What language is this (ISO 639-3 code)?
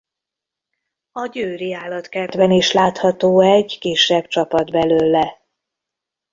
hun